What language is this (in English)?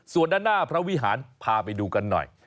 Thai